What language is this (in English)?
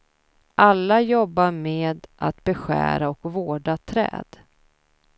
Swedish